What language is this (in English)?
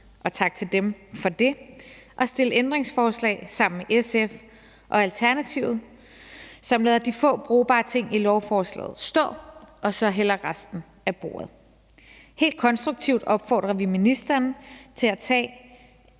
Danish